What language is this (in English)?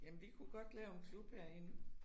Danish